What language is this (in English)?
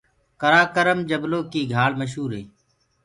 Gurgula